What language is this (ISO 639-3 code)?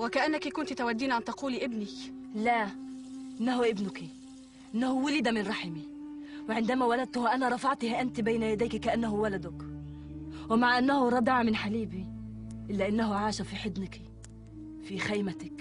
ara